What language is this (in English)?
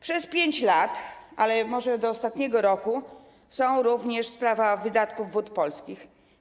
Polish